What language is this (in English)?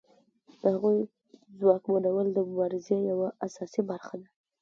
Pashto